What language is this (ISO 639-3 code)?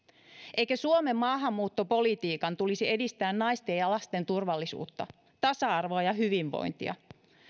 fin